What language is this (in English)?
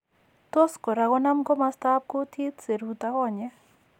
Kalenjin